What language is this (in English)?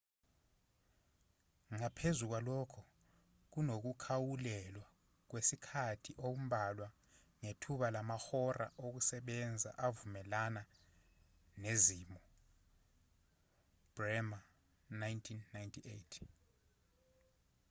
Zulu